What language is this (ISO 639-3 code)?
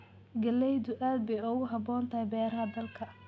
som